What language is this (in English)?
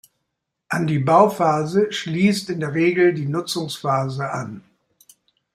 German